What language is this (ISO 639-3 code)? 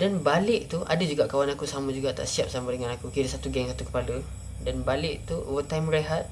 msa